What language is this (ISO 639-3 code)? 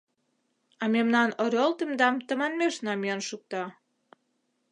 chm